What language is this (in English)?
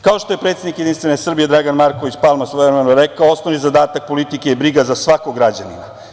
Serbian